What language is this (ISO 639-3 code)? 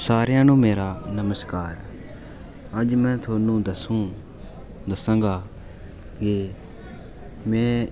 doi